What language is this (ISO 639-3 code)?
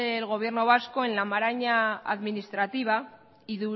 spa